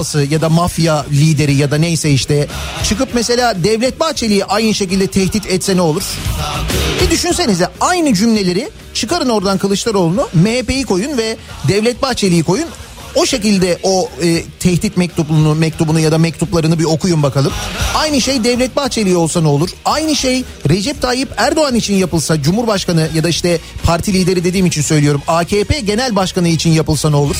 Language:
Turkish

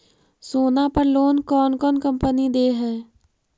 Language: Magahi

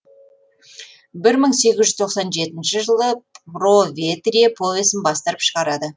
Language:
Kazakh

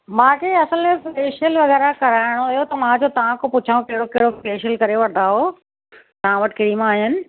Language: Sindhi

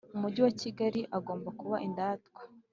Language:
Kinyarwanda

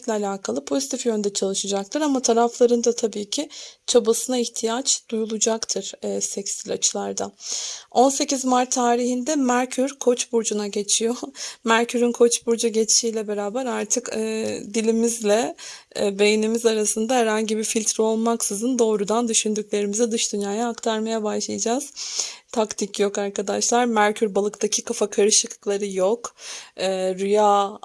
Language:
Turkish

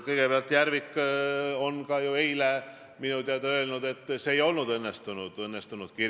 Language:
Estonian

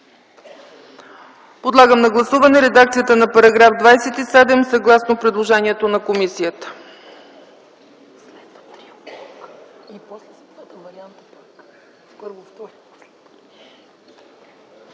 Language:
Bulgarian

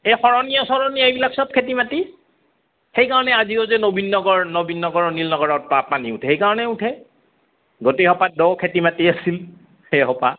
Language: Assamese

